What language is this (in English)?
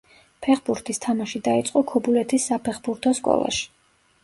Georgian